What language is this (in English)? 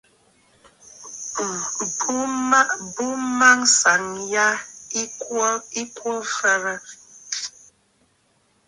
Bafut